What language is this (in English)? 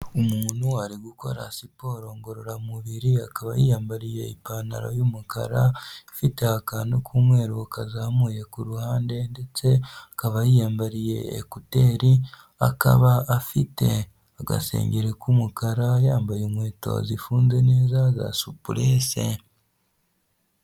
Kinyarwanda